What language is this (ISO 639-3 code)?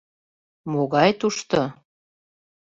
chm